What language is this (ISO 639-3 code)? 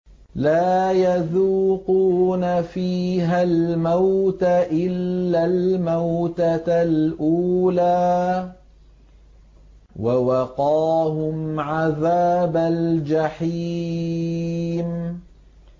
ara